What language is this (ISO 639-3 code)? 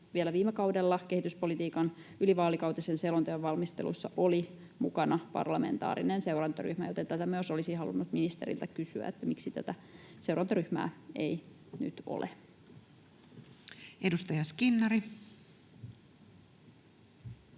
fin